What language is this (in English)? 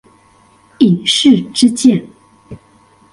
Chinese